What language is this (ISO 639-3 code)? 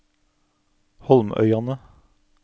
nor